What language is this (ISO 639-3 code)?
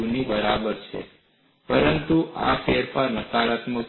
guj